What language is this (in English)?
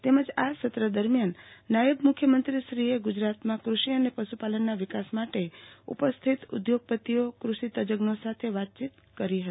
Gujarati